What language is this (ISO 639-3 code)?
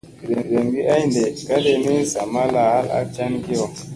mse